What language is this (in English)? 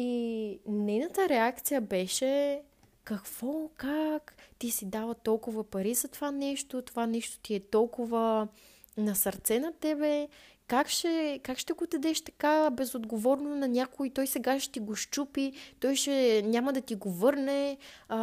Bulgarian